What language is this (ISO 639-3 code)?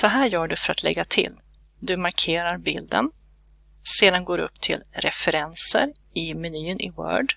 swe